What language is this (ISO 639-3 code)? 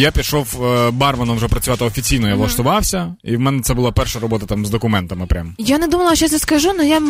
ukr